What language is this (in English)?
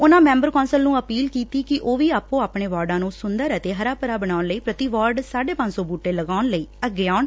Punjabi